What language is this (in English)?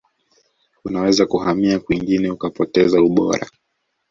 Swahili